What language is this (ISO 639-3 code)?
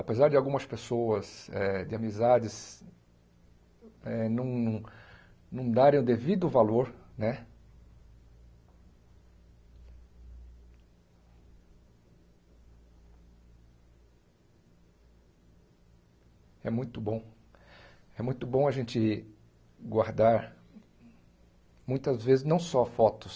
por